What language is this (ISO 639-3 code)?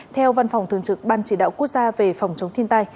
vie